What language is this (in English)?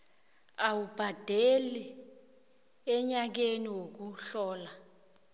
South Ndebele